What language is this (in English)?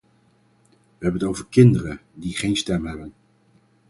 Dutch